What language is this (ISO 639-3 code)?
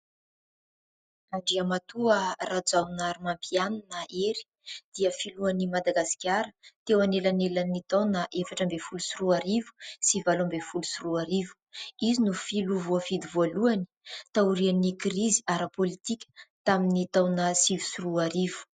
mlg